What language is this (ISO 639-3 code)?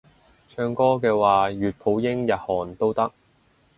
yue